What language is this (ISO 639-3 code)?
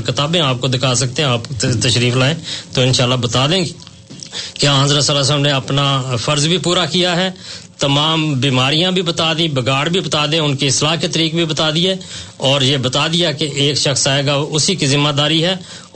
urd